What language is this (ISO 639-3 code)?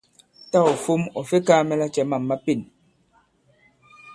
abb